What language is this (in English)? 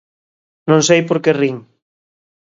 Galician